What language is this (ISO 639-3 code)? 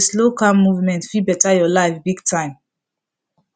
pcm